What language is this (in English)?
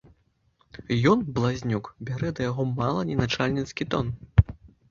Belarusian